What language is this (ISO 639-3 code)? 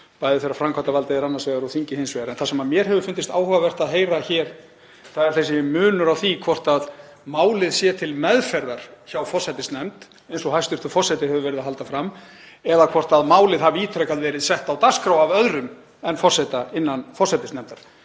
isl